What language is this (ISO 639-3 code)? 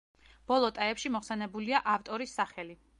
kat